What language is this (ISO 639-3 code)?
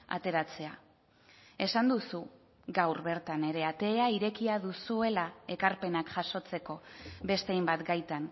eus